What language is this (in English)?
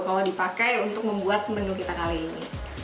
Indonesian